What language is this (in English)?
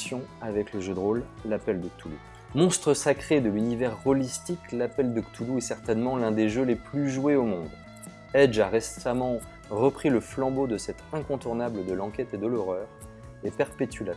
French